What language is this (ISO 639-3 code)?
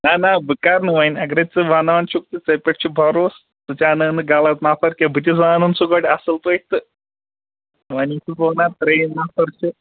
kas